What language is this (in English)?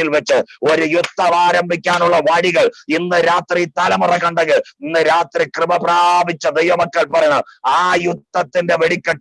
Hindi